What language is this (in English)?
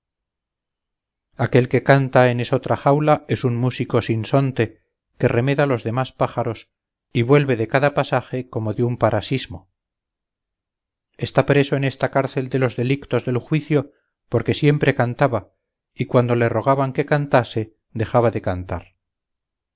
Spanish